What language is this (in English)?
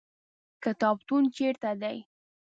Pashto